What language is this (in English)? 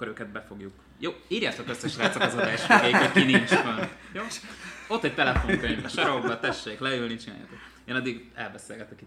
Hungarian